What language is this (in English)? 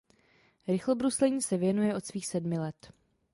Czech